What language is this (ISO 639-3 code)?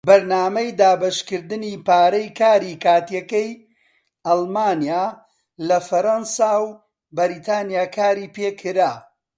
ckb